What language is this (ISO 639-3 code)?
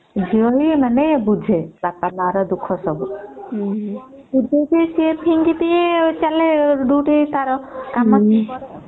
ori